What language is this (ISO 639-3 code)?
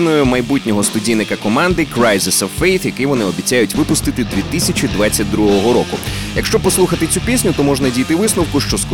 ukr